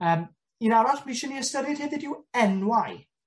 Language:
Welsh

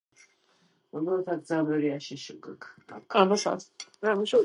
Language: Georgian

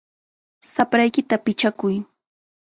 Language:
Chiquián Ancash Quechua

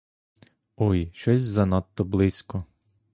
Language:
Ukrainian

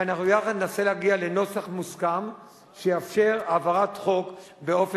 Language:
Hebrew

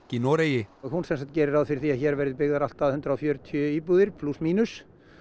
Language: Icelandic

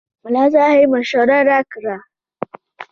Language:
Pashto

